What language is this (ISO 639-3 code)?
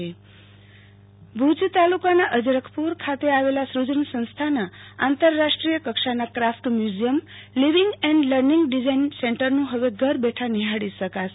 guj